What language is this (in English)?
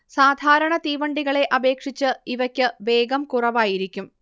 Malayalam